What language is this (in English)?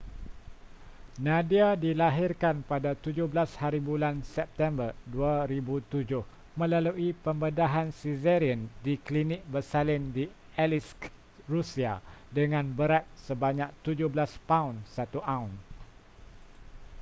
Malay